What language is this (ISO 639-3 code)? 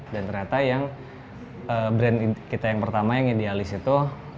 ind